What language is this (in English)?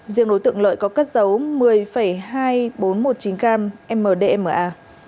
Vietnamese